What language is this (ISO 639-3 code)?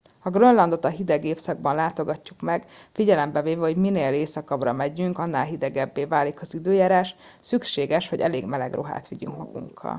hun